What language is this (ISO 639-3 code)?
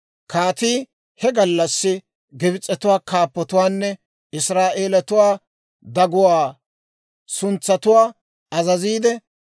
dwr